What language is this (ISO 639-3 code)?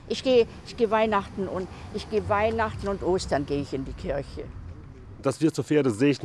deu